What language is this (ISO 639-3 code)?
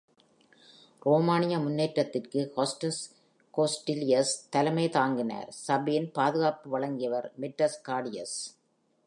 tam